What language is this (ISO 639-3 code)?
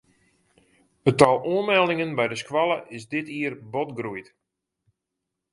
fry